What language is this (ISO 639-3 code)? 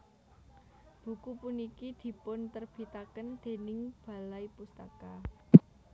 jav